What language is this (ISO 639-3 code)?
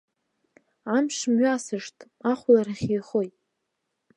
abk